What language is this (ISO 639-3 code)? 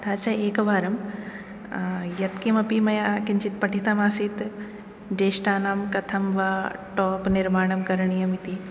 san